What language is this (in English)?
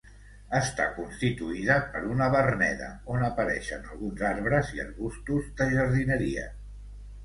Catalan